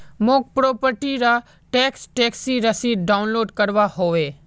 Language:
Magahi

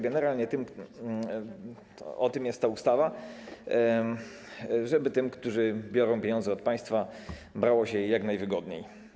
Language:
Polish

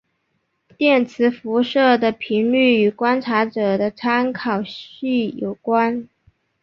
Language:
Chinese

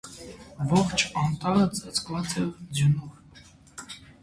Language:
Armenian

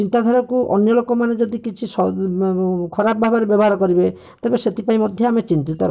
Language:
Odia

